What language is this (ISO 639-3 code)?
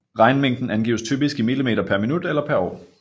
dan